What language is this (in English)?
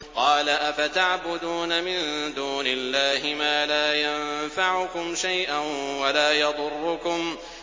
Arabic